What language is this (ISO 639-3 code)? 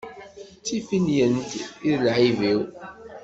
kab